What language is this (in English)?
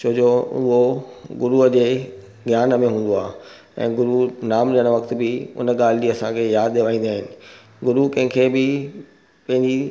Sindhi